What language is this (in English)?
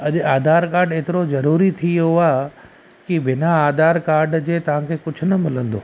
Sindhi